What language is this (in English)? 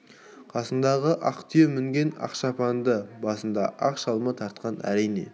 Kazakh